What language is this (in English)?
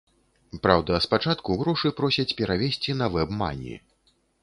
Belarusian